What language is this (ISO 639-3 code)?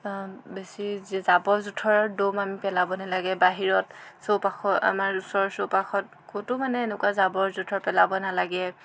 asm